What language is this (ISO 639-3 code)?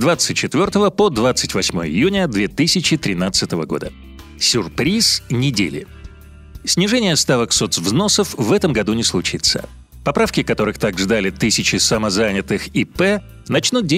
rus